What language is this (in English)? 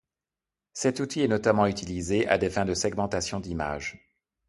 French